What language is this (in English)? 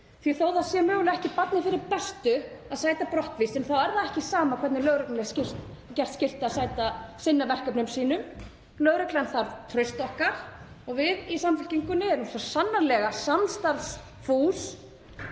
Icelandic